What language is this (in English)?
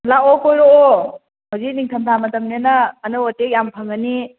Manipuri